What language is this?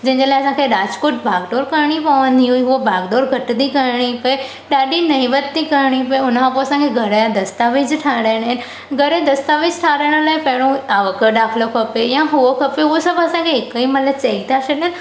Sindhi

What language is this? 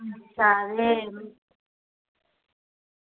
Dogri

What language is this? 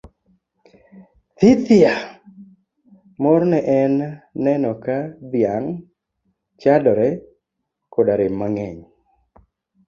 Luo (Kenya and Tanzania)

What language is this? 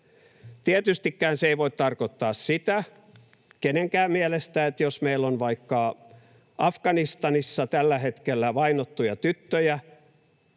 Finnish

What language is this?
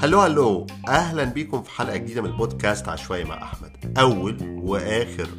Arabic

